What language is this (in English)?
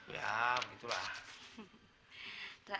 Indonesian